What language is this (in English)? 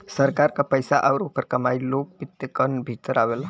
Bhojpuri